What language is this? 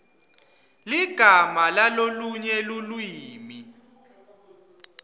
Swati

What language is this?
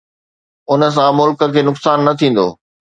Sindhi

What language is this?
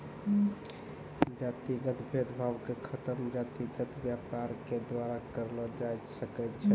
Maithili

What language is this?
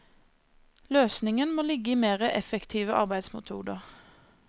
Norwegian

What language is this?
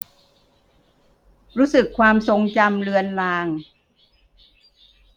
Thai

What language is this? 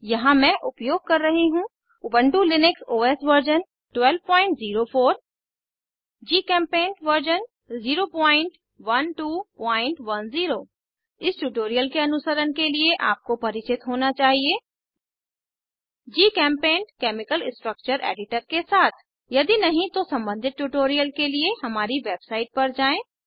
Hindi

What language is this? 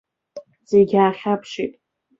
Abkhazian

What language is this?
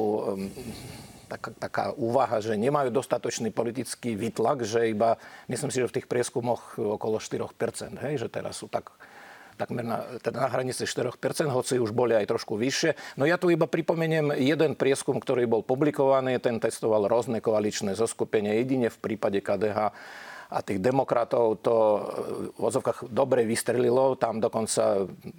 Slovak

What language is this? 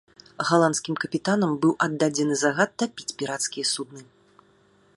Belarusian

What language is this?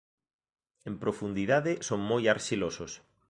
Galician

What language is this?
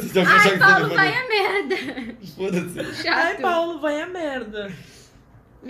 Portuguese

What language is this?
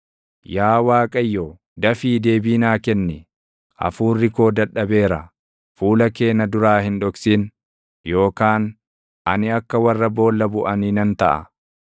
Oromo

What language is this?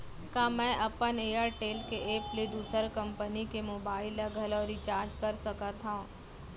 Chhattisgarhi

